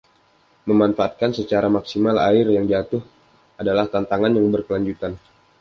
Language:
Indonesian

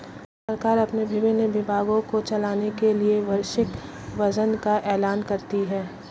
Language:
Hindi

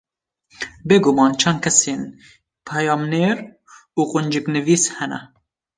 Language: Kurdish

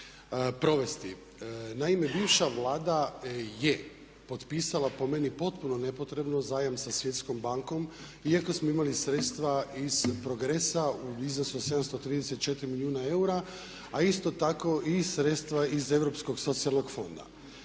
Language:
Croatian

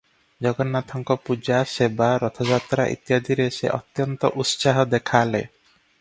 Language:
Odia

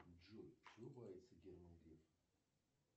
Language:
Russian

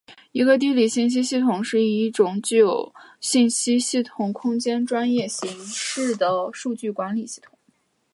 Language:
Chinese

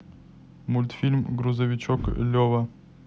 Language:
Russian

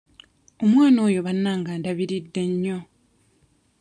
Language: Ganda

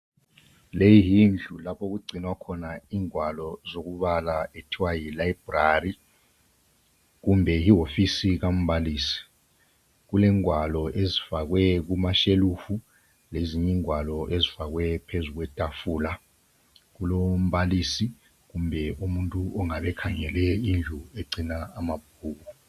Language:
North Ndebele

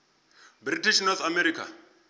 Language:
Venda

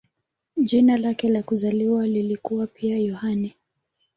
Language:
Swahili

